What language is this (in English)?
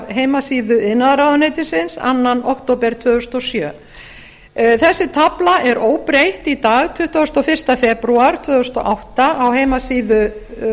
Icelandic